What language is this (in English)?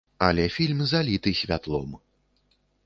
Belarusian